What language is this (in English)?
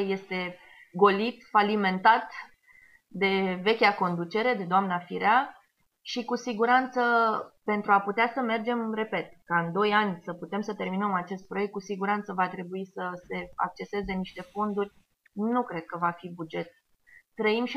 Romanian